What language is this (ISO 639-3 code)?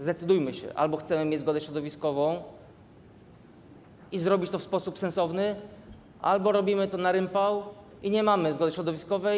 pol